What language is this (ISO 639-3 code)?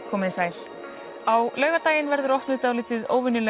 isl